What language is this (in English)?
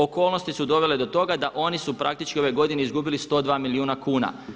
Croatian